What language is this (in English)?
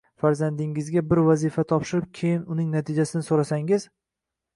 Uzbek